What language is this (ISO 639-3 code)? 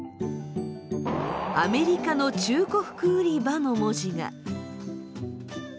jpn